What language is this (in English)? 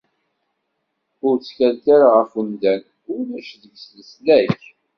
Kabyle